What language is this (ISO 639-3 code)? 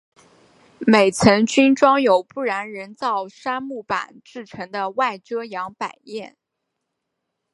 zho